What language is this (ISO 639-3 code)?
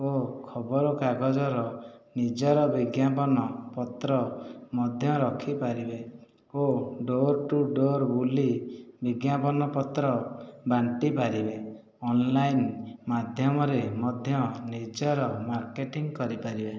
ori